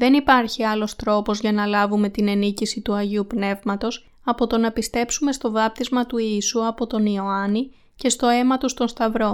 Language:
Greek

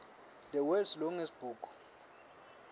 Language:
Swati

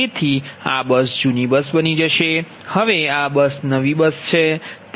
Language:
Gujarati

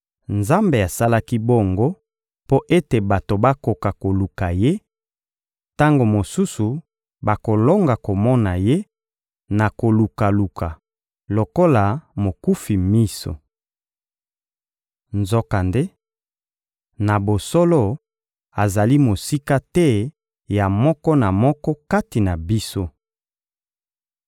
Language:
Lingala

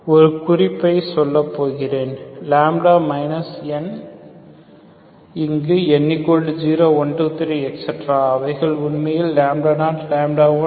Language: Tamil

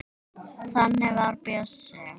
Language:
Icelandic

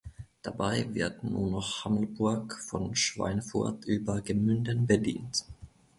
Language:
German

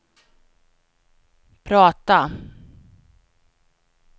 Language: Swedish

